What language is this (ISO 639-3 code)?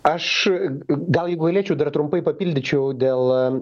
lit